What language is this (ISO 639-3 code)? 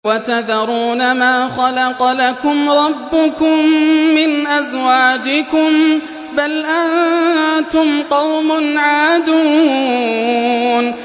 ara